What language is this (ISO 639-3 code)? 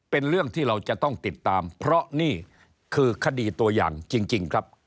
tha